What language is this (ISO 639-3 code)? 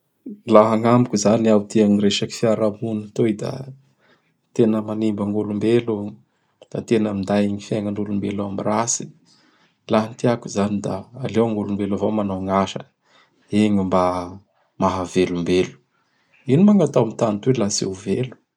bhr